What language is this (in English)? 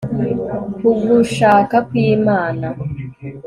Kinyarwanda